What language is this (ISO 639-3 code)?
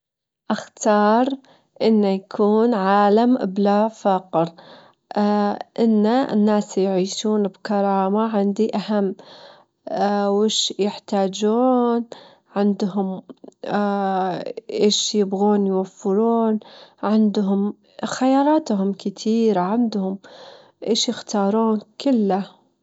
afb